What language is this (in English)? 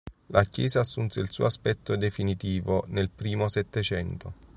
Italian